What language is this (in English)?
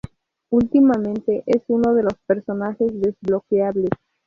Spanish